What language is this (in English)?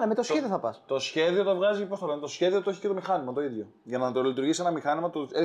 Greek